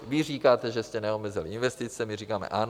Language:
Czech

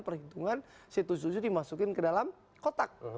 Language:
Indonesian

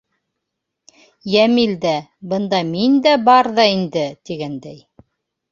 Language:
Bashkir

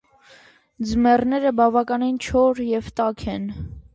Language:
Armenian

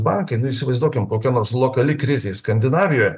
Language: Lithuanian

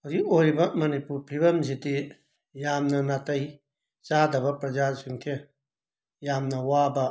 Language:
Manipuri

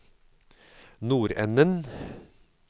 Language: Norwegian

